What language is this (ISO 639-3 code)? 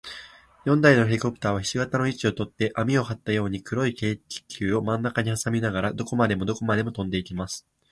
jpn